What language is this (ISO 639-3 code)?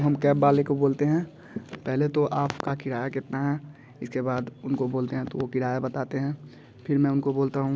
hin